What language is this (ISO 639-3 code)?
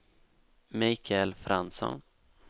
swe